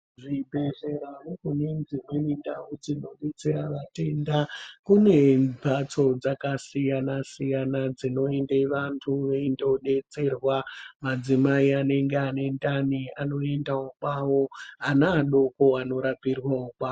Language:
Ndau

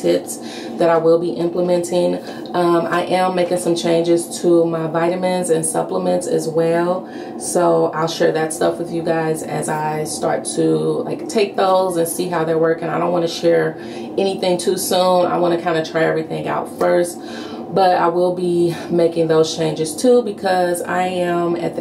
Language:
English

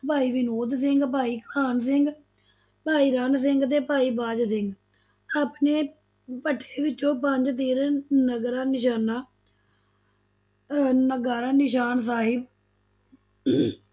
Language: Punjabi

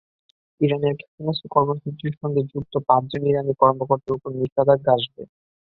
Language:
Bangla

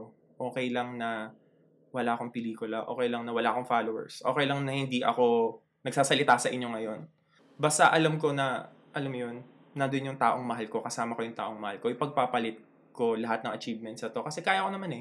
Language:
Filipino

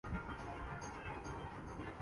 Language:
Urdu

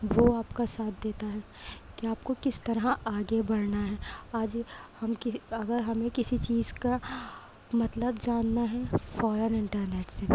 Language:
Urdu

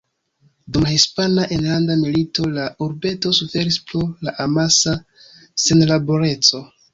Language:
Esperanto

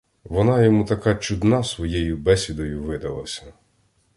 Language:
Ukrainian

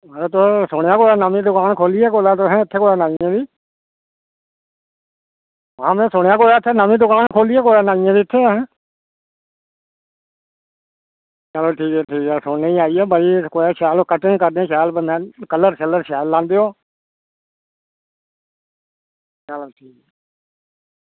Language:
Dogri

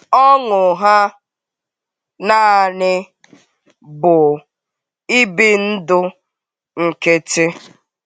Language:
Igbo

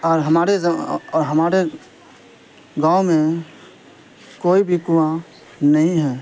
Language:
Urdu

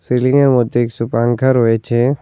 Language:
Bangla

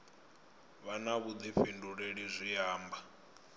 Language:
Venda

